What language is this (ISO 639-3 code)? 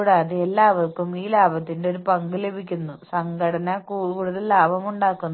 mal